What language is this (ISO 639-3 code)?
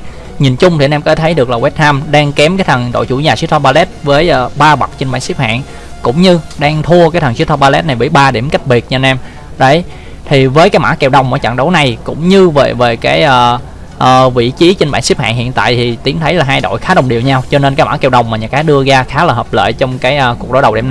vie